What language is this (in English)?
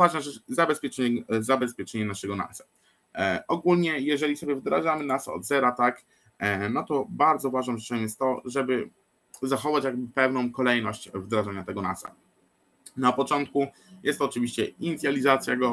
Polish